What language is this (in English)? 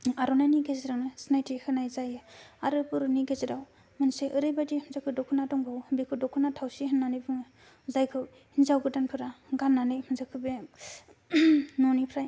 Bodo